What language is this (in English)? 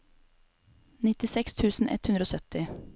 Norwegian